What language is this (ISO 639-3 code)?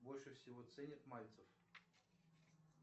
rus